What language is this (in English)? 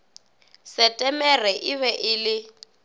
Northern Sotho